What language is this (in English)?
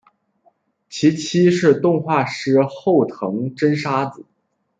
Chinese